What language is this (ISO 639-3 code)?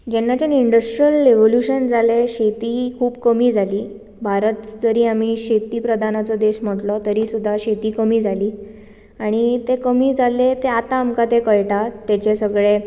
kok